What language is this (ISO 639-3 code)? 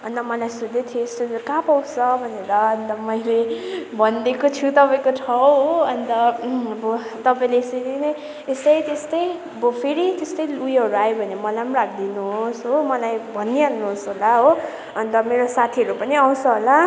nep